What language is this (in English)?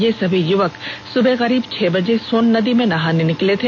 Hindi